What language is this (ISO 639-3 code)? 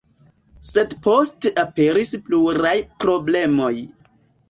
epo